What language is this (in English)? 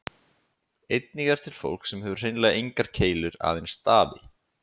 Icelandic